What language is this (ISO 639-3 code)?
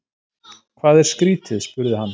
isl